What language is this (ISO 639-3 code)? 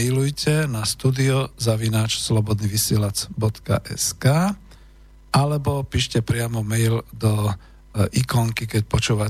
slk